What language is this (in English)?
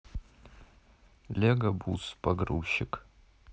Russian